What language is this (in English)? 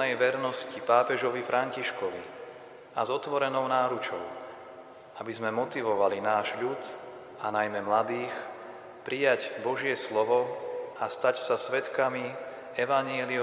Slovak